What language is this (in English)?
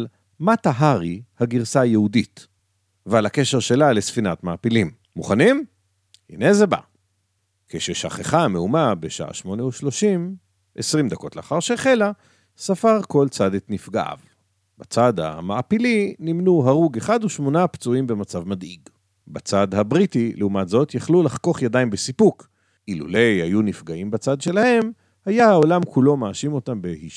Hebrew